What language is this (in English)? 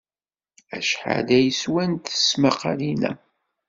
Kabyle